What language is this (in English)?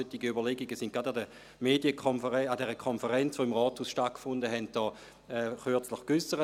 Swiss German